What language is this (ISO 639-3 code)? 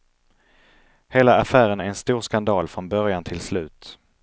swe